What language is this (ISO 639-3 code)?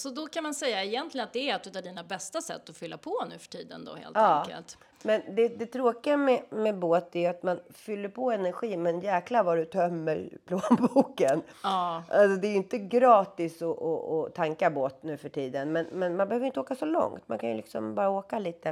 swe